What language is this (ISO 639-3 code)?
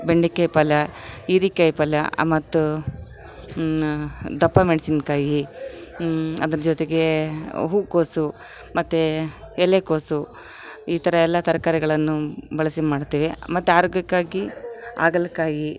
kan